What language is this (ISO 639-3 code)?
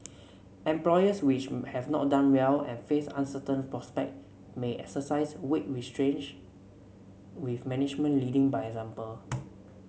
eng